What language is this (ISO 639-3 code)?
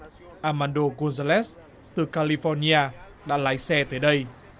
vie